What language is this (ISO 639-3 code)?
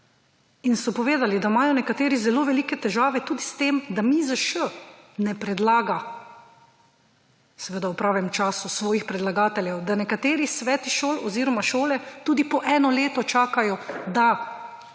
slv